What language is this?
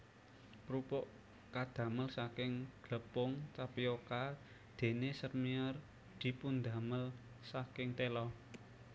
Javanese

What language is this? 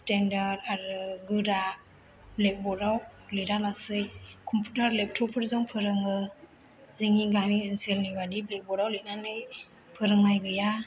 Bodo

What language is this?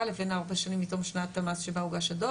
Hebrew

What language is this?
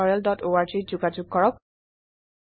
Assamese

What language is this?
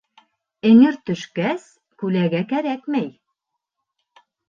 Bashkir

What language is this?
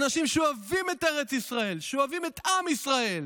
Hebrew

